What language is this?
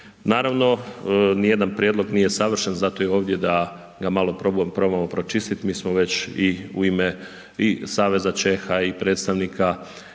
Croatian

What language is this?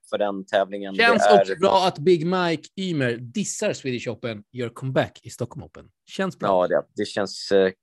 Swedish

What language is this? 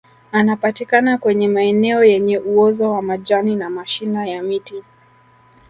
Swahili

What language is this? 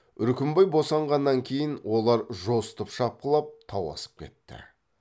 Kazakh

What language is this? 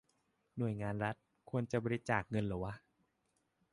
Thai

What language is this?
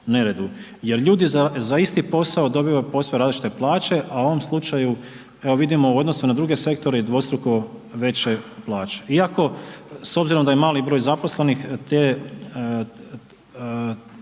Croatian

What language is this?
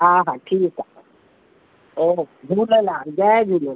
Sindhi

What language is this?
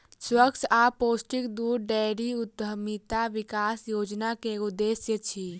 Maithili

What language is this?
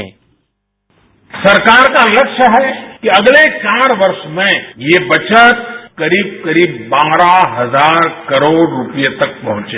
Hindi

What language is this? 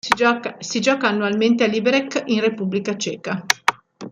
Italian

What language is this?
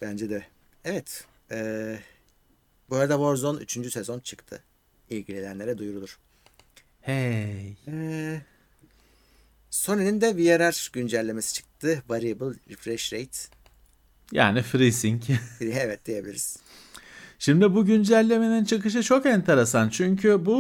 Turkish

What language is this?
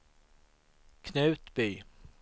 Swedish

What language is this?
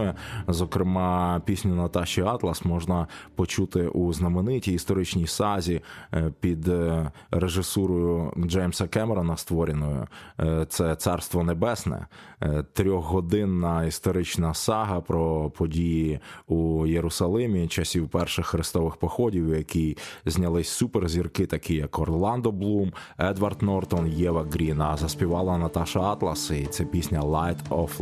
Ukrainian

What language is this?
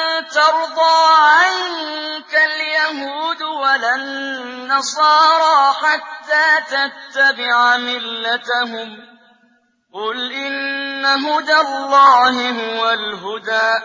Arabic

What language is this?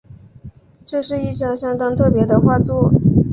Chinese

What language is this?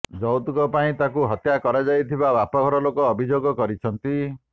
Odia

